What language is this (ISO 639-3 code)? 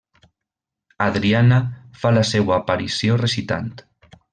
cat